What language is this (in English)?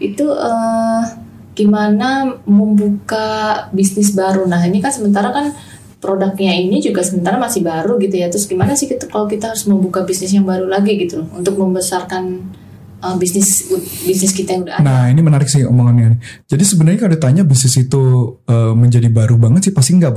Indonesian